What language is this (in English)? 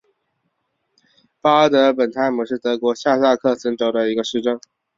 Chinese